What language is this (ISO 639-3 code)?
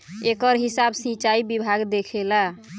bho